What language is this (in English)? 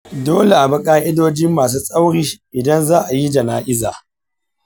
Hausa